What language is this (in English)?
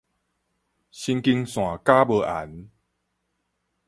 Min Nan Chinese